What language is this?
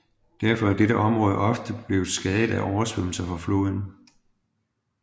Danish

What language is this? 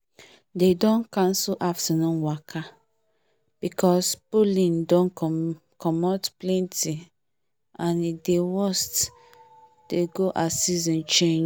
Nigerian Pidgin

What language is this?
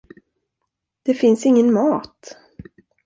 Swedish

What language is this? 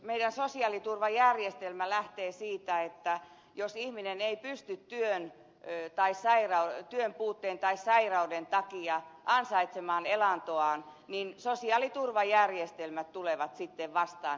Finnish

